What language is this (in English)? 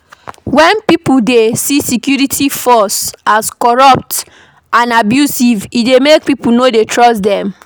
Nigerian Pidgin